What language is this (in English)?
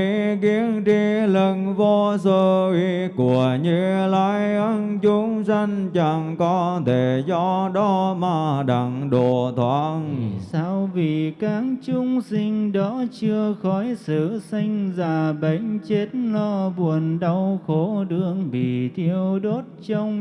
Vietnamese